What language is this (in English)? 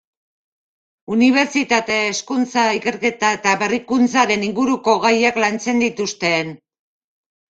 Basque